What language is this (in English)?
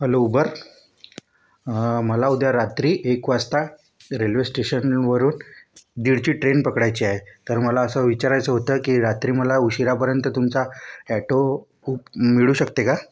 Marathi